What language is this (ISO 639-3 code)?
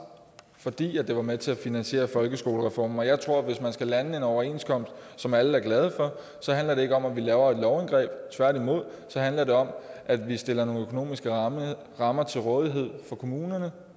dan